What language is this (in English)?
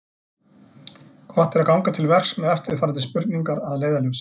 Icelandic